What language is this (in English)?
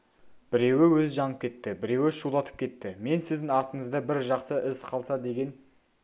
Kazakh